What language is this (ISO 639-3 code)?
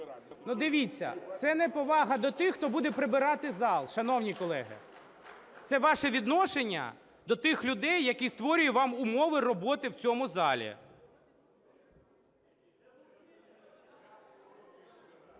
ukr